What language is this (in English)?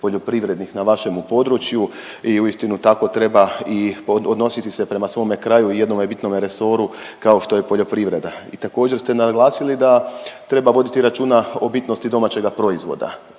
Croatian